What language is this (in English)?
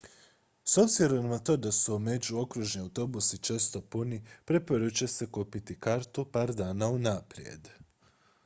Croatian